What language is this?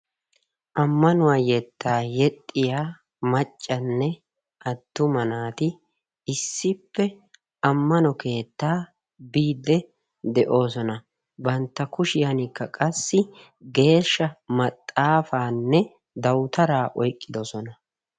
Wolaytta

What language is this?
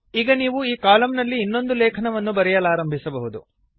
Kannada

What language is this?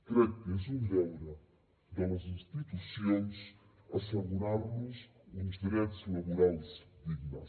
Catalan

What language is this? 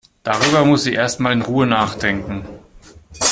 German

